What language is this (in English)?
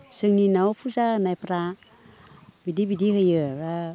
Bodo